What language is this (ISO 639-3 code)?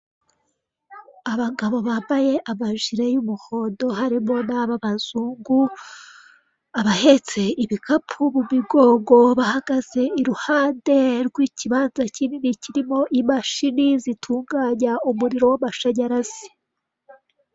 kin